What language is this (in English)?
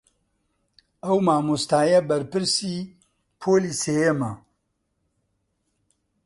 Central Kurdish